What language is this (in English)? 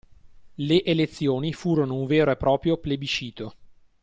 Italian